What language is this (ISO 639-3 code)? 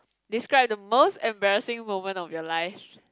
eng